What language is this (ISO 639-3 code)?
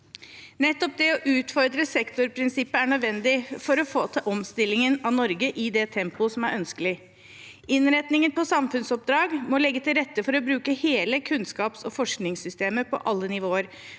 nor